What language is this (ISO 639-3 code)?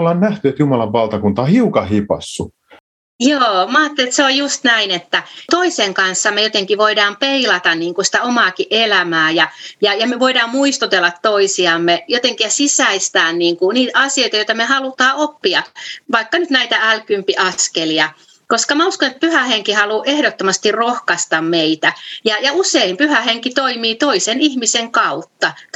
fin